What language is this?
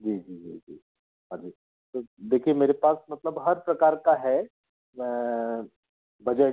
Hindi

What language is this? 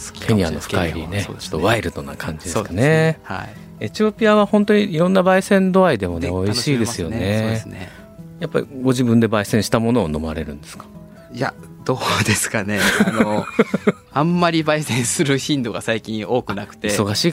Japanese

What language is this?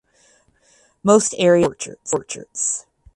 English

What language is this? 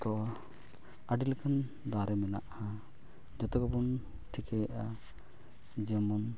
Santali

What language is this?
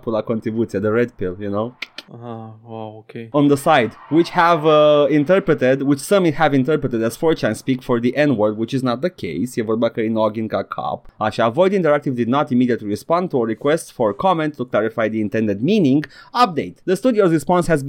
Romanian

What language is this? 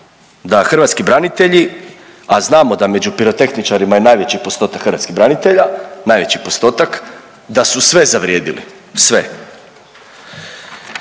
Croatian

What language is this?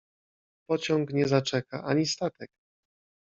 Polish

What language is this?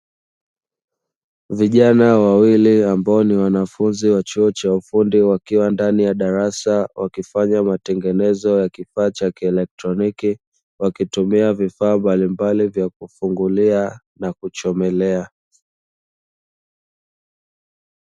Swahili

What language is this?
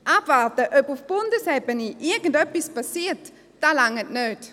Swiss German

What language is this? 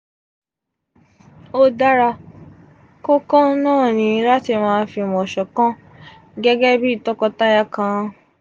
Yoruba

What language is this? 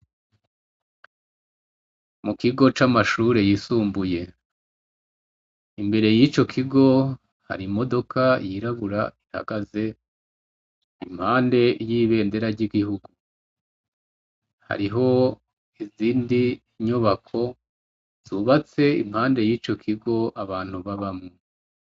Rundi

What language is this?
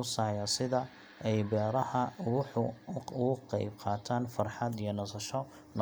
Somali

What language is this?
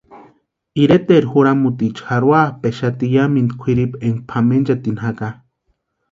Western Highland Purepecha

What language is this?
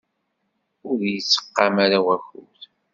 Kabyle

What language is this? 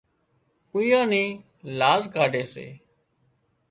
Wadiyara Koli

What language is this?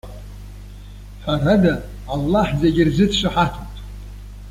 Abkhazian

